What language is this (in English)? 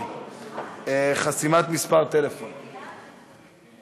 Hebrew